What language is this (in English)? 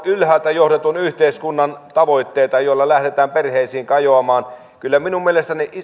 Finnish